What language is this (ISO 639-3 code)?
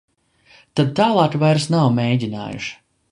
lav